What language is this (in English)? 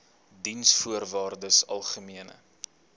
Afrikaans